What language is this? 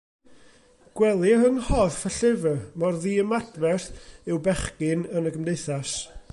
Welsh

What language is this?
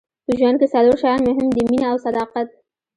Pashto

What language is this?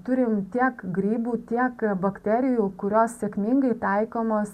Lithuanian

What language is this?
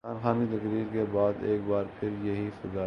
Urdu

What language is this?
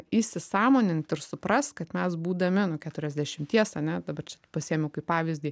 Lithuanian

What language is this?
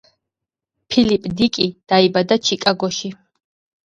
Georgian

